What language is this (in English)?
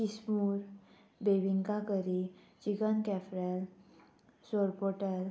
Konkani